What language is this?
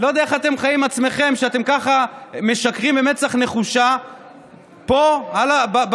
Hebrew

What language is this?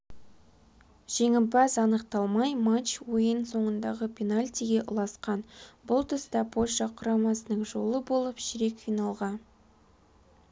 Kazakh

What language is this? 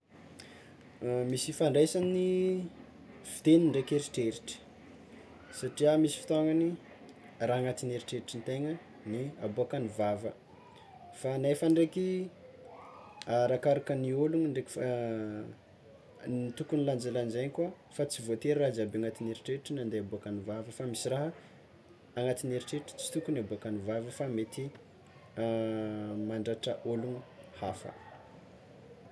Tsimihety Malagasy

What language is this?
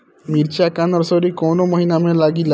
Bhojpuri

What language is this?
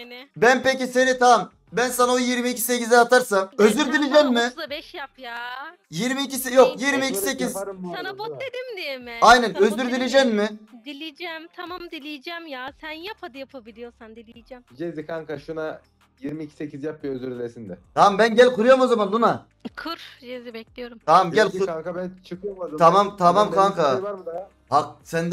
Turkish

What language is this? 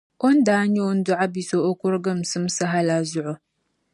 Dagbani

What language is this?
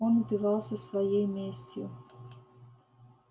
Russian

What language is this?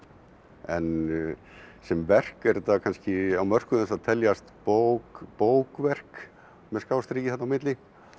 Icelandic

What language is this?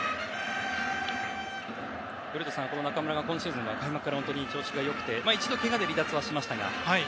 Japanese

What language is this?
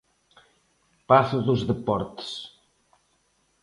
Galician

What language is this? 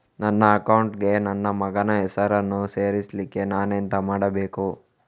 Kannada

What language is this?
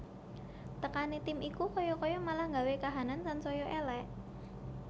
Javanese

